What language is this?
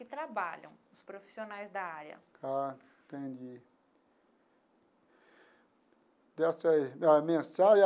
Portuguese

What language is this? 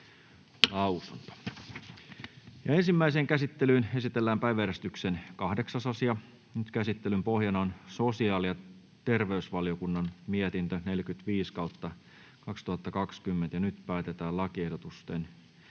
Finnish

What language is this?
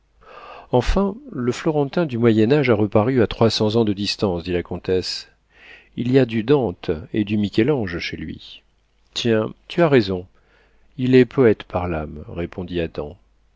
French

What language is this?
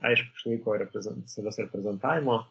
Lithuanian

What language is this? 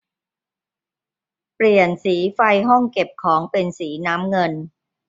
Thai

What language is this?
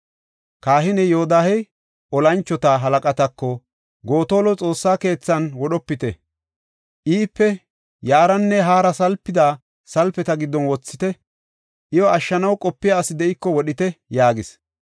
Gofa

